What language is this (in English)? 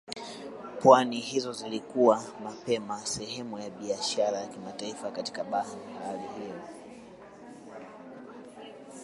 Swahili